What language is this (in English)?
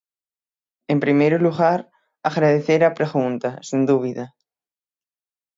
Galician